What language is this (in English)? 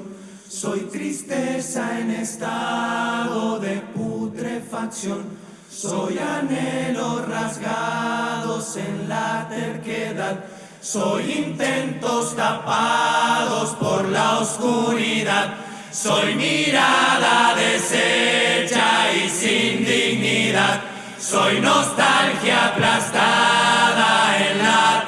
Spanish